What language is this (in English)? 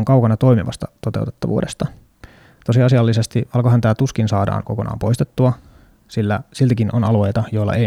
Finnish